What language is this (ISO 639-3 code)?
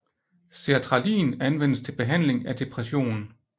dan